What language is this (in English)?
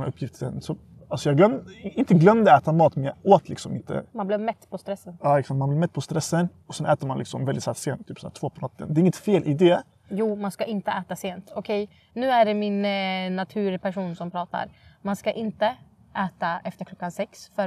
Swedish